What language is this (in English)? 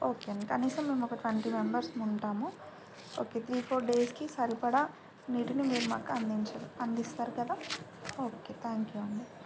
Telugu